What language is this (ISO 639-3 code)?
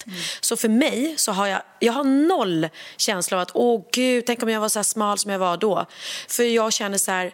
swe